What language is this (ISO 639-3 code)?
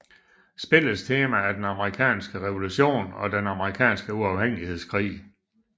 dan